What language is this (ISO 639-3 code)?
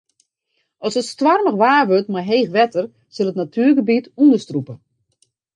fry